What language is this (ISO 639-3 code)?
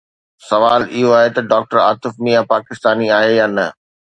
snd